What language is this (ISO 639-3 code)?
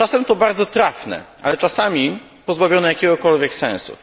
pol